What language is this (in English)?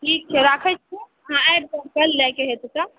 Maithili